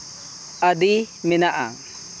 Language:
Santali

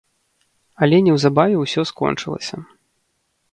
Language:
Belarusian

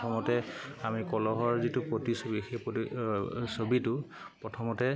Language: Assamese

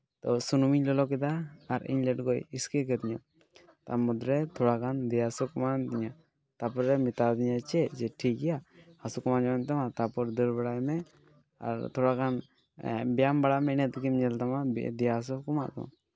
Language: Santali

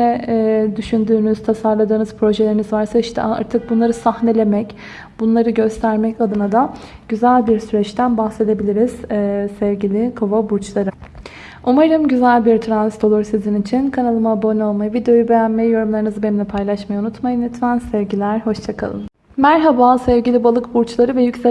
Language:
Turkish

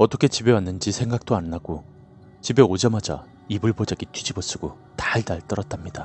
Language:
Korean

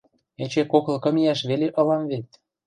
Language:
Western Mari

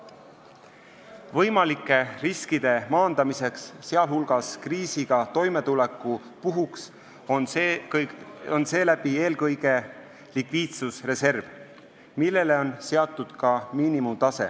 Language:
Estonian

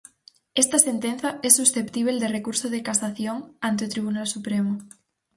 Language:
Galician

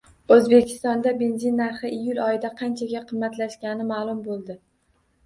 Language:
Uzbek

